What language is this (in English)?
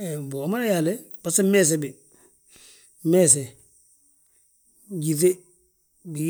Balanta-Ganja